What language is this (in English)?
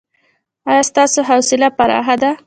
Pashto